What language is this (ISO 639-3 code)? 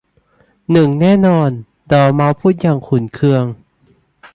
tha